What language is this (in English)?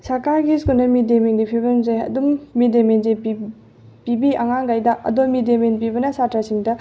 Manipuri